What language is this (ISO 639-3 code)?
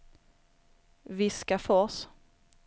swe